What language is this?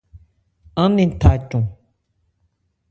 Ebrié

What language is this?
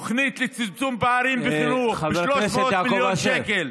Hebrew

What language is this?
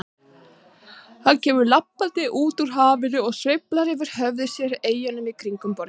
Icelandic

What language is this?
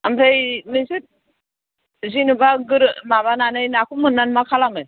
Bodo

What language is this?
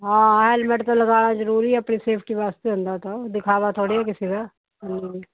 Punjabi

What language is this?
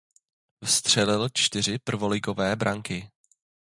Czech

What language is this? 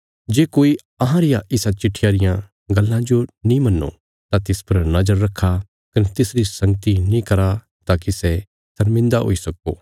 Bilaspuri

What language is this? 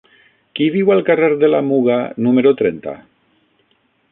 Catalan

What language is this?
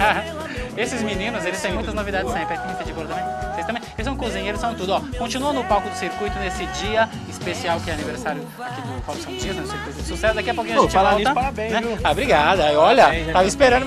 Portuguese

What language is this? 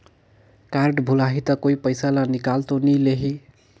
Chhattisgarhi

